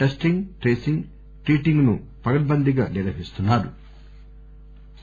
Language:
Telugu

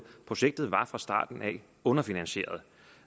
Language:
Danish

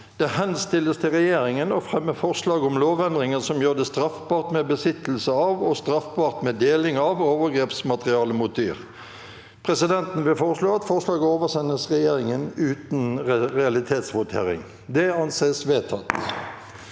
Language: Norwegian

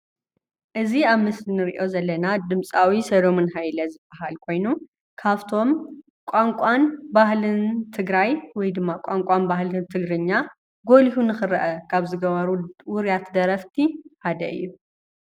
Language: Tigrinya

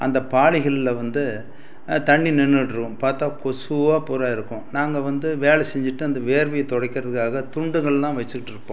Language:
Tamil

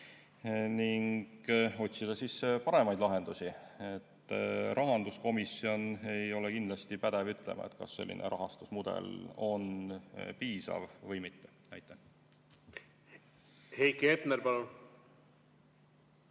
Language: Estonian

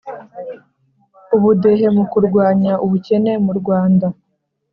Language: Kinyarwanda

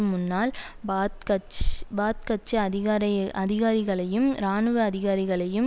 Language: Tamil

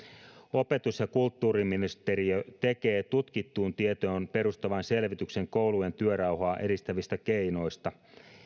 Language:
Finnish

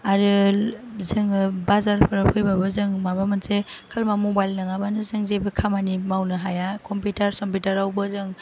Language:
Bodo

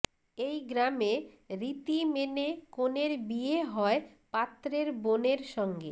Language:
Bangla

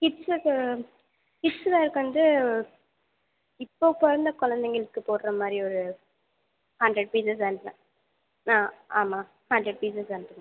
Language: Tamil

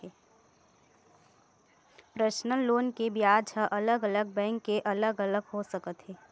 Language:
Chhattisgarhi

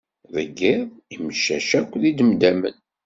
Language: Kabyle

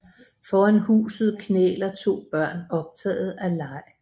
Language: Danish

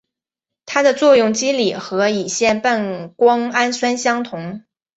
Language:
Chinese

